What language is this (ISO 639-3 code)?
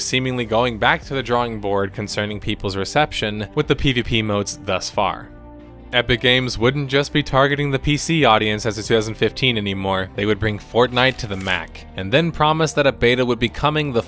eng